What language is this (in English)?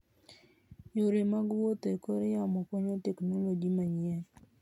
Luo (Kenya and Tanzania)